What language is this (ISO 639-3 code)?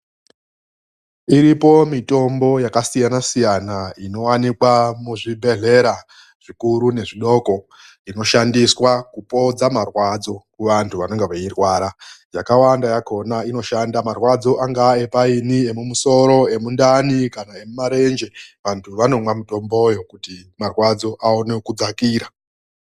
ndc